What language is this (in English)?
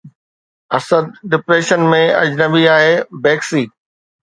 Sindhi